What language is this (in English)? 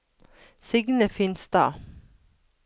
Norwegian